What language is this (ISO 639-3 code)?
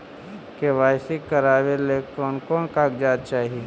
mag